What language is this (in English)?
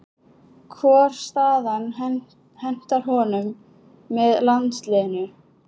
Icelandic